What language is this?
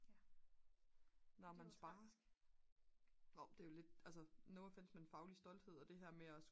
Danish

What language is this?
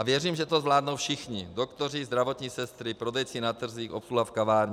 Czech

